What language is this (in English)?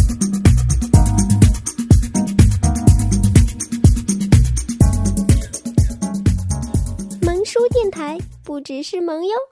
Chinese